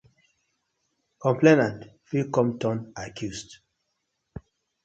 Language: Nigerian Pidgin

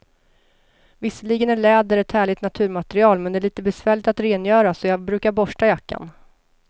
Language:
Swedish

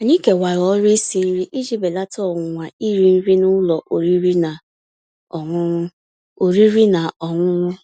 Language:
Igbo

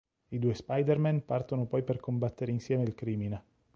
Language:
Italian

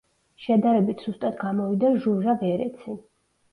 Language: Georgian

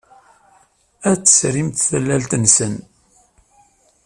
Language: Kabyle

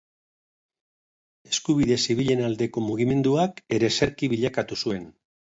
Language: Basque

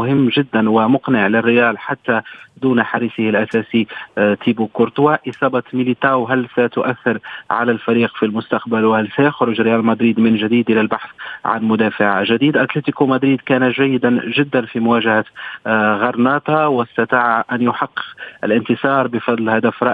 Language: Arabic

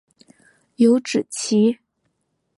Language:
Chinese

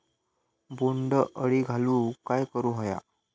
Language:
Marathi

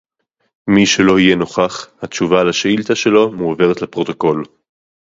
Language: Hebrew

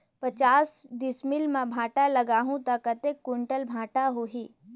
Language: Chhattisgarhi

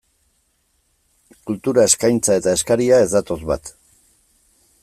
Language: Basque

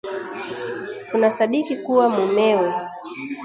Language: Swahili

